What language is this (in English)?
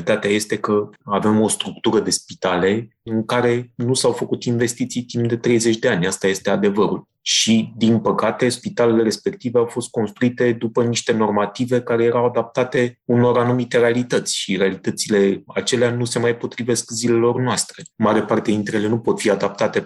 Romanian